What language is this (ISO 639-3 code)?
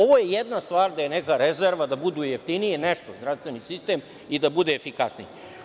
srp